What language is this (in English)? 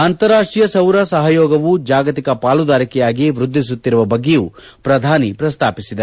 Kannada